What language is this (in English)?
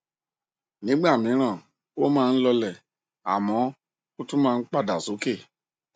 Yoruba